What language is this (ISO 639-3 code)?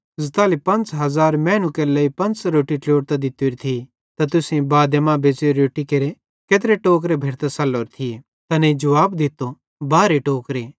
bhd